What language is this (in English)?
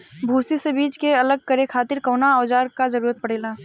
Bhojpuri